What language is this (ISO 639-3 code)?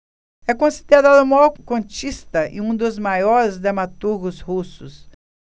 por